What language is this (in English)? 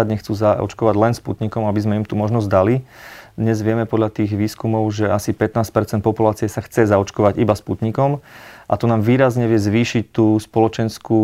Slovak